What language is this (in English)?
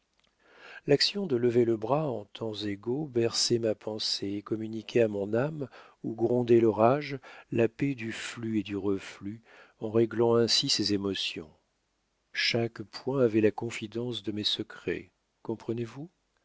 French